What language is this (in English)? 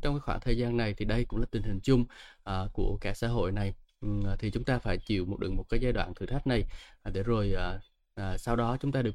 Vietnamese